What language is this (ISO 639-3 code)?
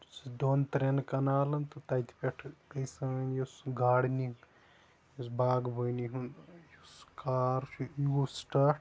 kas